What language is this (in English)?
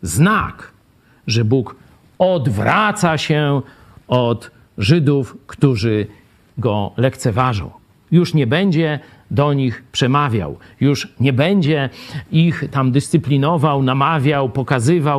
Polish